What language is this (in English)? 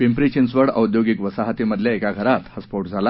Marathi